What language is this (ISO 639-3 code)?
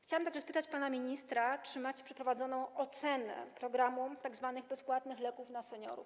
pol